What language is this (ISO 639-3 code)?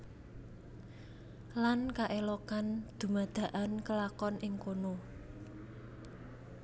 jav